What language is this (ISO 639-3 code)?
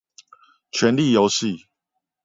zho